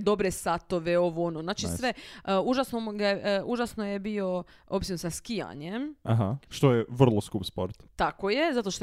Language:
Croatian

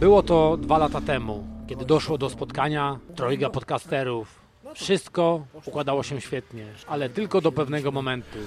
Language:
Polish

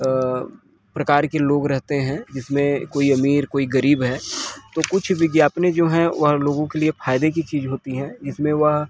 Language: Hindi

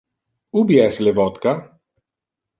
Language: Interlingua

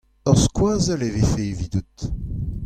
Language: Breton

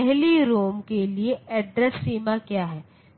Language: Hindi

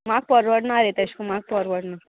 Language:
Konkani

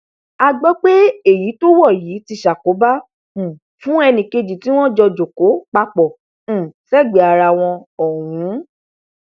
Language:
Yoruba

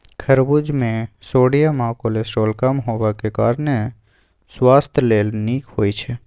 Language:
Maithili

